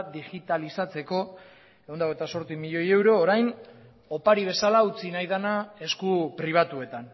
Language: Basque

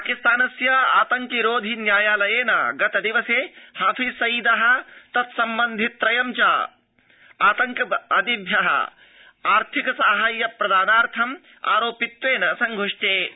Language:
Sanskrit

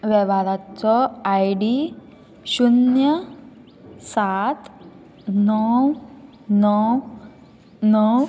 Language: Konkani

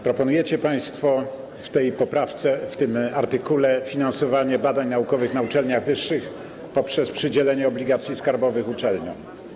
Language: Polish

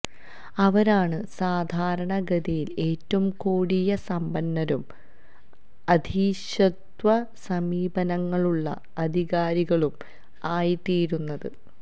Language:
Malayalam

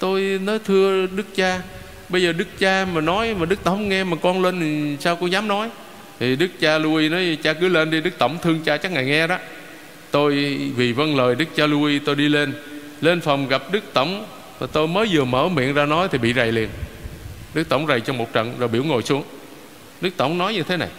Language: Vietnamese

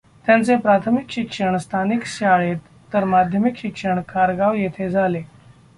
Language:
Marathi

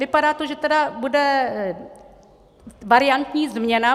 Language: Czech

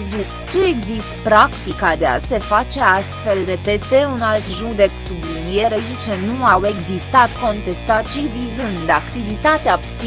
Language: Romanian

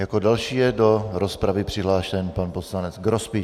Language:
Czech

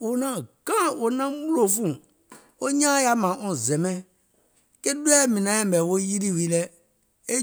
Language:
Gola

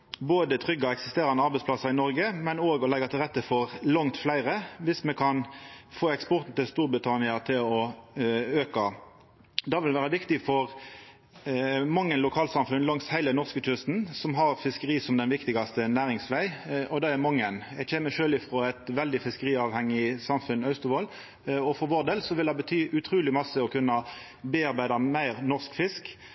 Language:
Norwegian Nynorsk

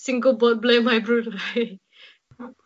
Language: Welsh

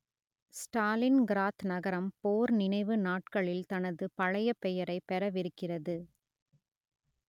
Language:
Tamil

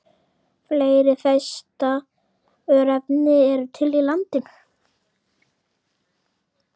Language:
Icelandic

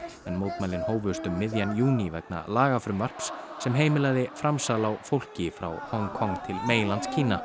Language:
Icelandic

